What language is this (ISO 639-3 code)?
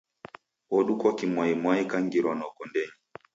dav